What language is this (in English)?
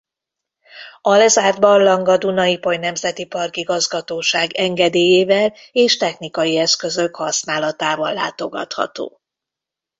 Hungarian